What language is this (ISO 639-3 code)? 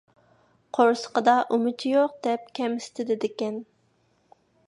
uig